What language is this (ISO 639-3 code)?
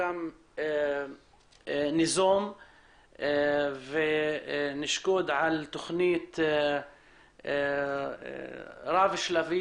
heb